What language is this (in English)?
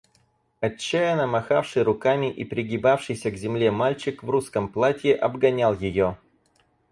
Russian